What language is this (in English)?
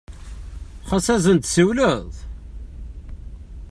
Kabyle